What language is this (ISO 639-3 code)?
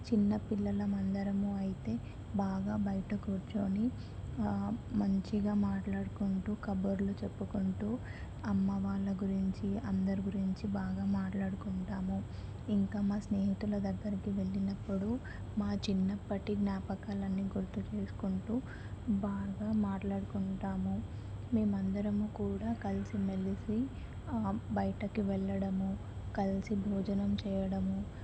tel